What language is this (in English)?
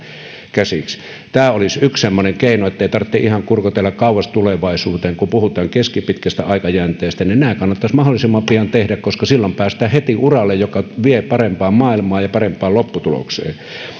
Finnish